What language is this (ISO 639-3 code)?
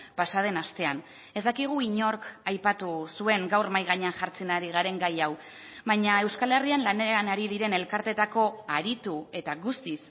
eus